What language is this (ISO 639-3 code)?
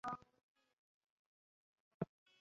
zho